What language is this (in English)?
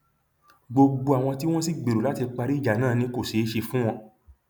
Yoruba